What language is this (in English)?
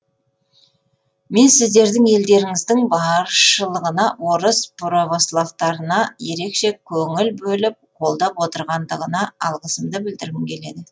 Kazakh